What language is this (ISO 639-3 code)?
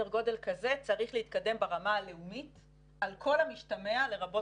heb